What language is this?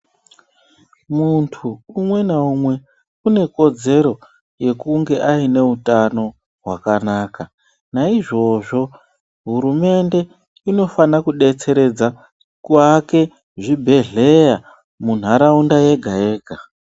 Ndau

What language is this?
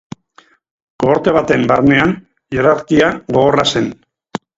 Basque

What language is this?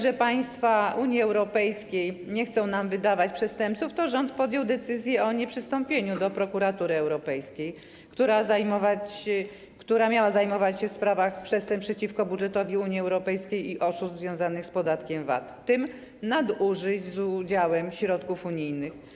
Polish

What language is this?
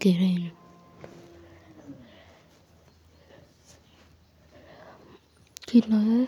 Kalenjin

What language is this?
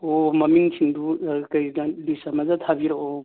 Manipuri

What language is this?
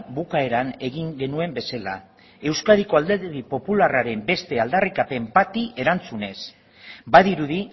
Basque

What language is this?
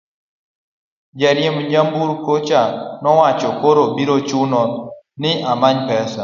Luo (Kenya and Tanzania)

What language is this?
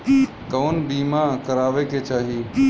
Bhojpuri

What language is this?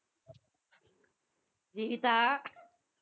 Tamil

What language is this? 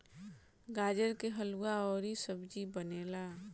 Bhojpuri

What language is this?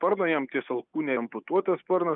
Lithuanian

